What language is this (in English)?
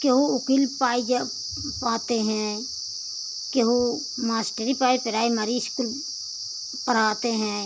Hindi